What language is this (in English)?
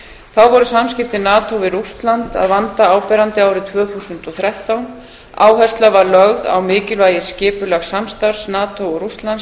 Icelandic